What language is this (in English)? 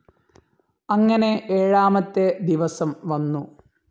Malayalam